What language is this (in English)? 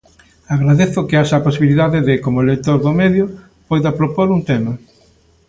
Galician